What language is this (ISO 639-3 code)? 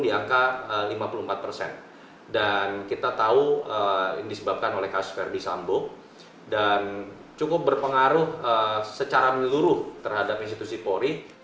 ind